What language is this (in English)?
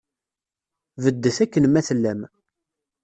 Kabyle